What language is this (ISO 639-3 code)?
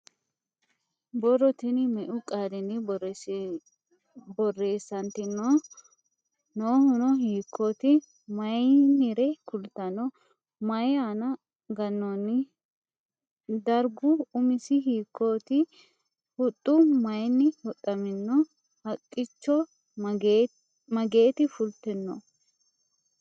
sid